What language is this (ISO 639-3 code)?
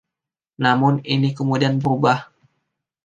ind